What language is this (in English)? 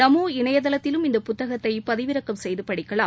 Tamil